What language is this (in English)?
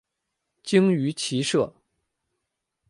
Chinese